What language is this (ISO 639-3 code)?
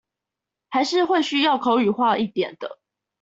zho